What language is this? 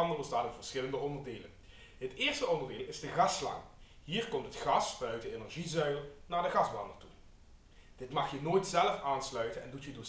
Dutch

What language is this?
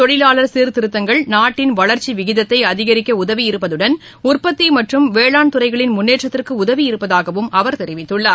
Tamil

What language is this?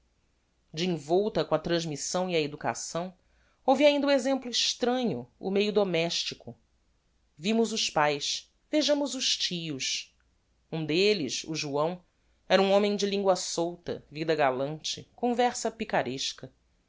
Portuguese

